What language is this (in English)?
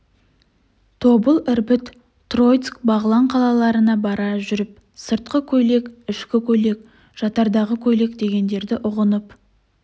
Kazakh